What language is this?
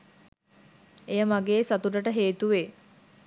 Sinhala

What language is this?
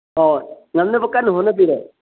Manipuri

